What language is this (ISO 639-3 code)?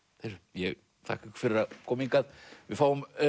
isl